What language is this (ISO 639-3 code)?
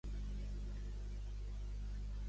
cat